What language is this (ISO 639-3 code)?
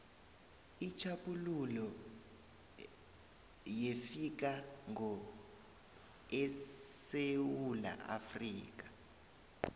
nbl